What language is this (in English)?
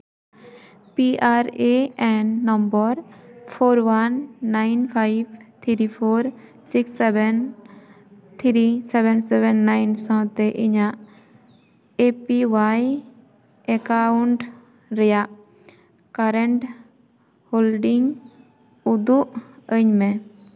Santali